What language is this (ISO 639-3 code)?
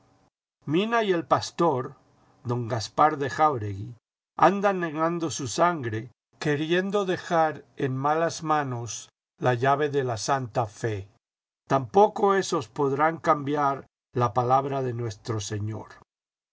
spa